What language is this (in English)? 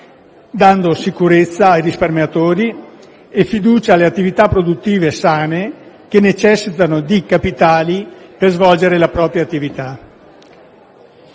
Italian